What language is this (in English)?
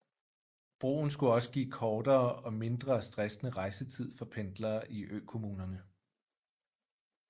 Danish